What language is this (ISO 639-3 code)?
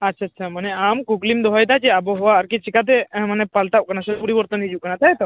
sat